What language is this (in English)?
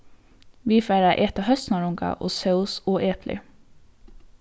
Faroese